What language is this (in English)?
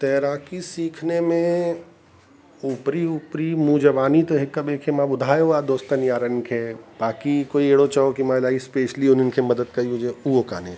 Sindhi